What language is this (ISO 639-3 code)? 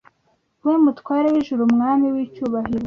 kin